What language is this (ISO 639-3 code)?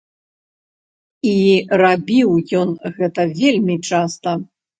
bel